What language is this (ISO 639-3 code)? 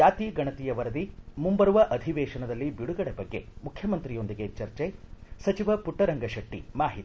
kan